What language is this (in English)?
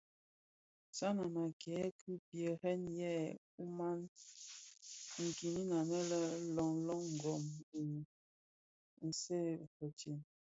Bafia